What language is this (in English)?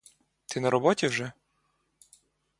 Ukrainian